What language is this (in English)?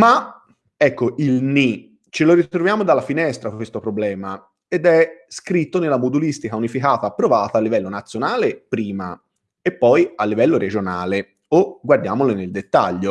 Italian